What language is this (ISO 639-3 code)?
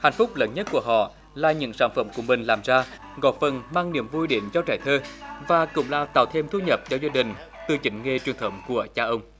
vie